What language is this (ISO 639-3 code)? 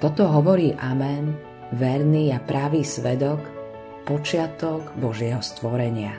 slk